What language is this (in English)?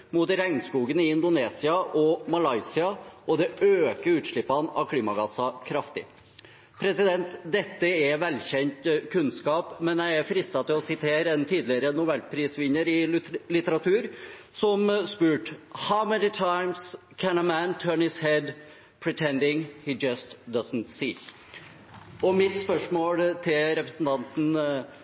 Norwegian Bokmål